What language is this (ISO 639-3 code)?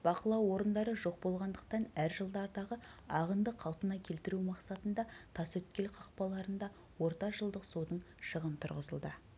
kaz